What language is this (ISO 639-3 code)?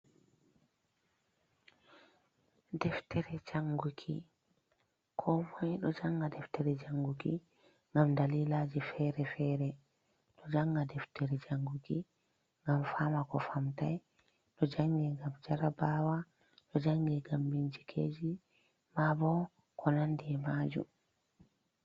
ful